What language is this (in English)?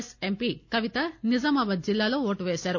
Telugu